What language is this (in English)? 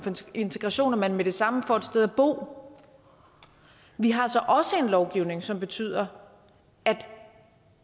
Danish